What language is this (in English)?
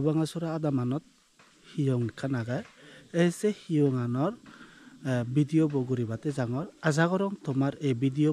Indonesian